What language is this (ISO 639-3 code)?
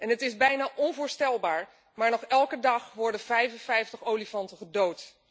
nld